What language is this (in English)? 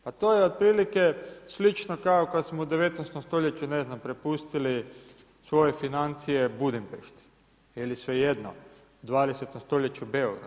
Croatian